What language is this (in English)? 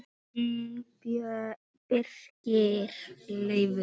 Icelandic